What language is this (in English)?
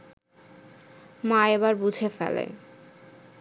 Bangla